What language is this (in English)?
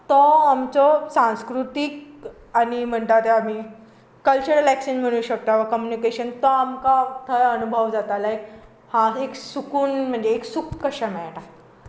Konkani